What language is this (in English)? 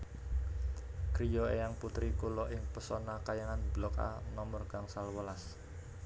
Javanese